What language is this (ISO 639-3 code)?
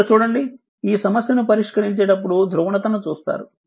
tel